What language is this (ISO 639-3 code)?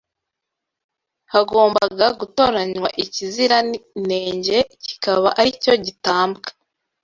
kin